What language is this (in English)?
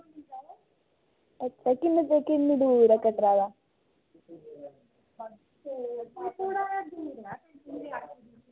Dogri